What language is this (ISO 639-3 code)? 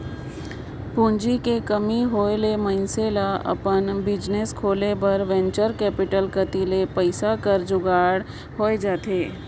hne